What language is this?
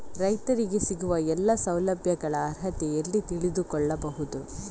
Kannada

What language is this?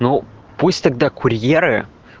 Russian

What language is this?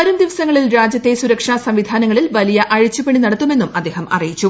Malayalam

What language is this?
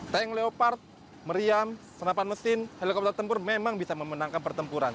Indonesian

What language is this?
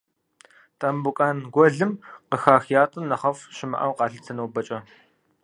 Kabardian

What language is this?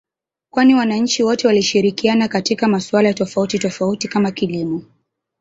Swahili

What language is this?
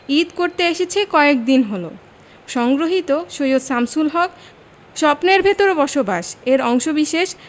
Bangla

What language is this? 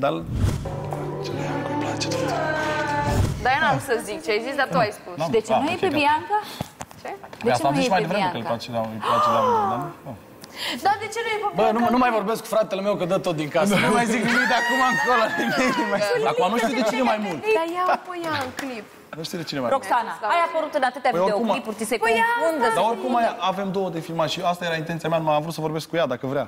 Romanian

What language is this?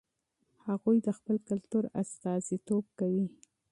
Pashto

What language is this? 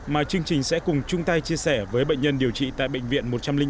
Vietnamese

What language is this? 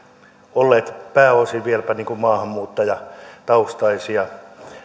Finnish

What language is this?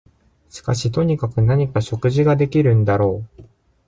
Japanese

